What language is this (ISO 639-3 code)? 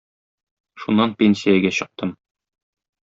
tat